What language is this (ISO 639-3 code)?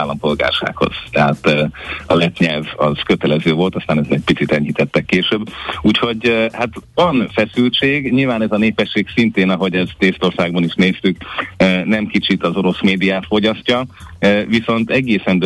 hun